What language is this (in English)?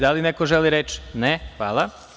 Serbian